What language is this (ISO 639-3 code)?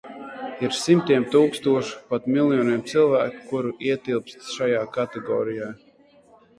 lav